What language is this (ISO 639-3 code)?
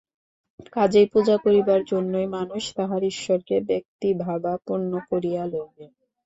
ben